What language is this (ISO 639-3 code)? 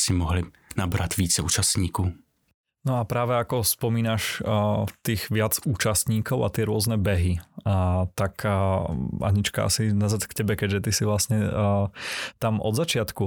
ces